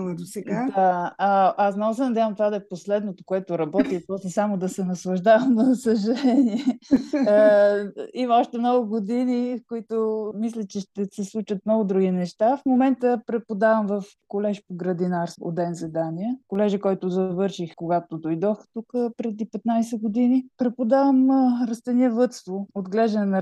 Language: Bulgarian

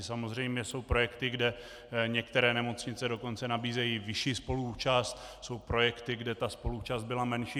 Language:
Czech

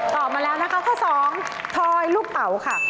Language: Thai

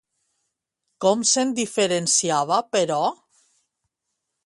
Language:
Catalan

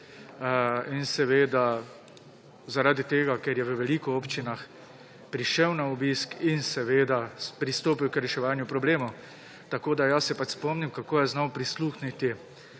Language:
Slovenian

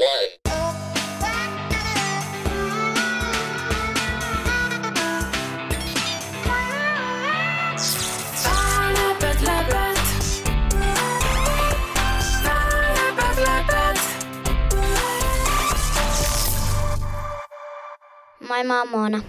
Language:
Finnish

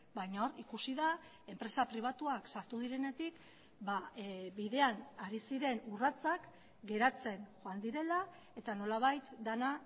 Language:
Basque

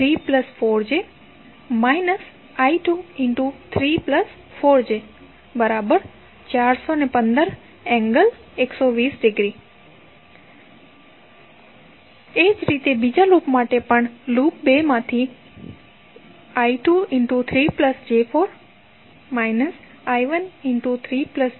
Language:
Gujarati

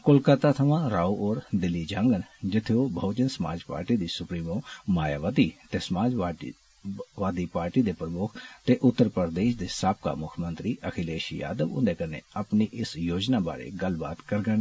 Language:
Dogri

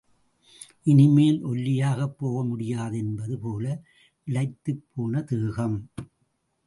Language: Tamil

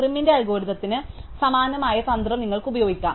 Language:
Malayalam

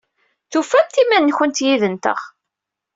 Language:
Kabyle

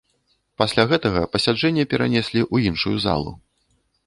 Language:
Belarusian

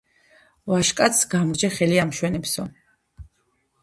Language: Georgian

